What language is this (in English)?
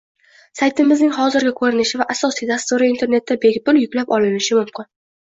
Uzbek